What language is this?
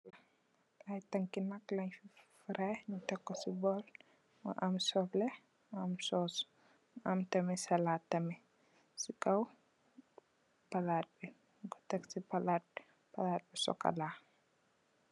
Wolof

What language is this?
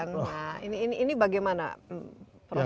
Indonesian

